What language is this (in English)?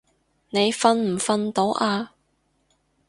Cantonese